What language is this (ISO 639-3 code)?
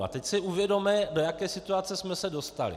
ces